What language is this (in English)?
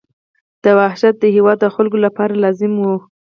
Pashto